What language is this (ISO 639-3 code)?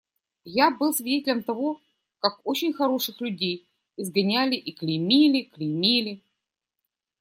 rus